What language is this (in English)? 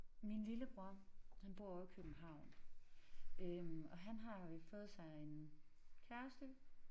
Danish